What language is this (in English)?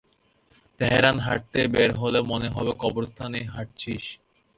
Bangla